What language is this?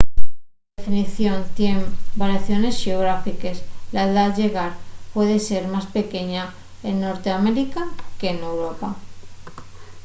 Asturian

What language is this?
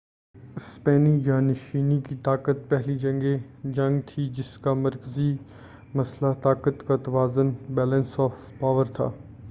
Urdu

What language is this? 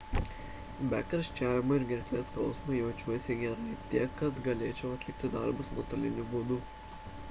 Lithuanian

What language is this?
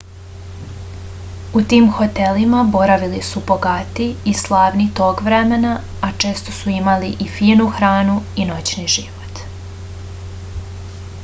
Serbian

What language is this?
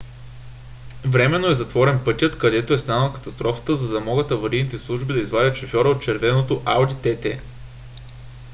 Bulgarian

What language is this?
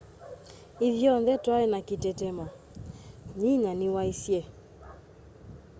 Kamba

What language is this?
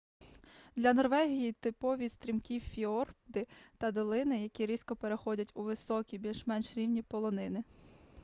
Ukrainian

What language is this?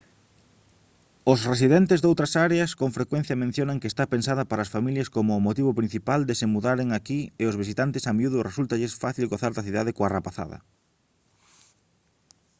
Galician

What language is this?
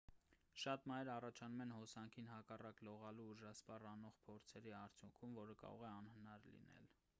Armenian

